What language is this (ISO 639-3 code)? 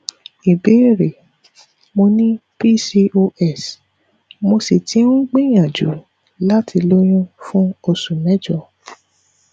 yor